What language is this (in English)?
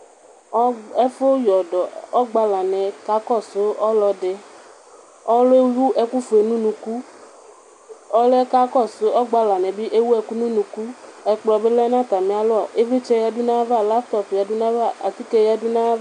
Ikposo